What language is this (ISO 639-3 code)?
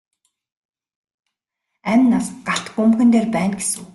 mon